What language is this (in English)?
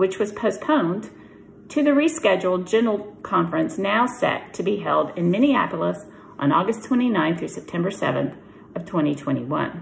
English